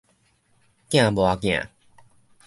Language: Min Nan Chinese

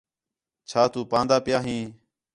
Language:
Khetrani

